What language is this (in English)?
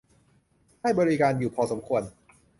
Thai